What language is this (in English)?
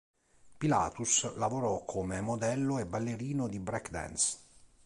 Italian